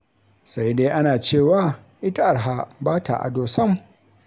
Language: Hausa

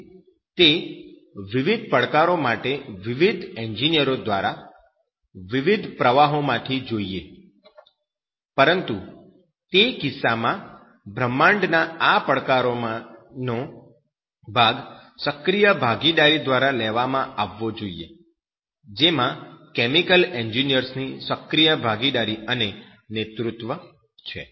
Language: Gujarati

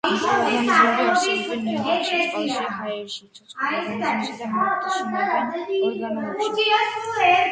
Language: Georgian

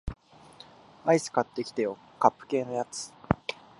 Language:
Japanese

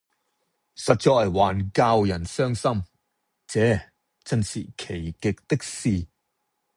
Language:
Cantonese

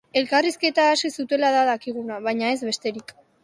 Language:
Basque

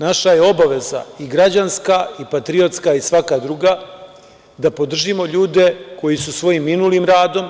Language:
Serbian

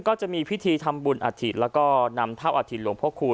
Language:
Thai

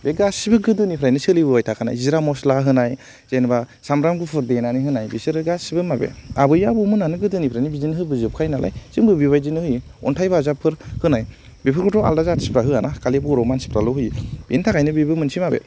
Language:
Bodo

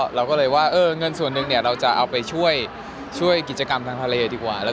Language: Thai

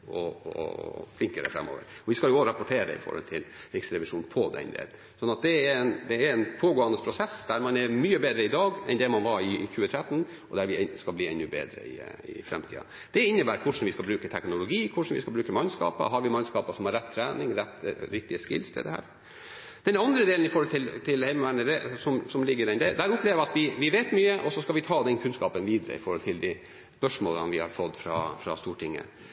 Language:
Norwegian Bokmål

